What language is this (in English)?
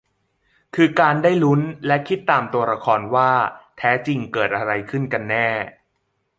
Thai